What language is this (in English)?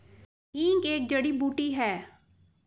Hindi